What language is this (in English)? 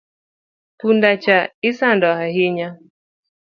Luo (Kenya and Tanzania)